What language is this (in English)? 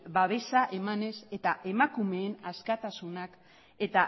Basque